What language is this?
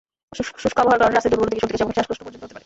Bangla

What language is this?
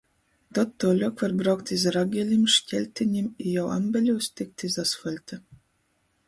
Latgalian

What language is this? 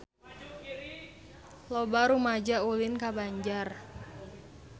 Sundanese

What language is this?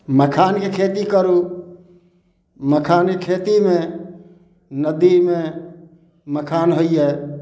Maithili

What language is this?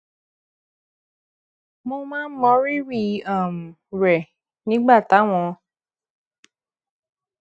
Yoruba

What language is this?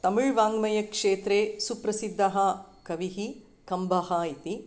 Sanskrit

